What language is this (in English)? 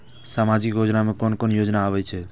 Maithili